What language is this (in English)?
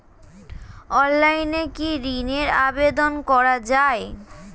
Bangla